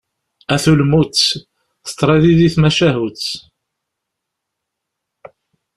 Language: Kabyle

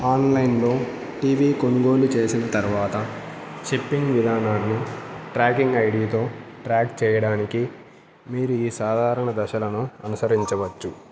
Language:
Telugu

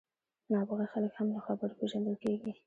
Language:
Pashto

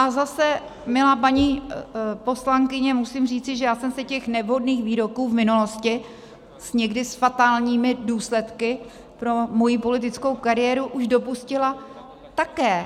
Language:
Czech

